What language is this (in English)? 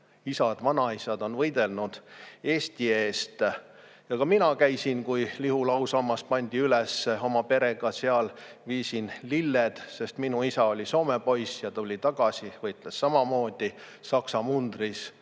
Estonian